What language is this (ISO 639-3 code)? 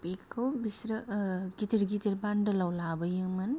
brx